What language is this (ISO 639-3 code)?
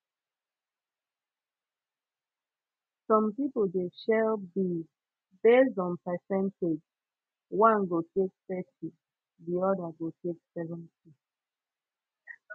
pcm